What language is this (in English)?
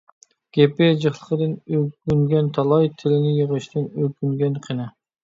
Uyghur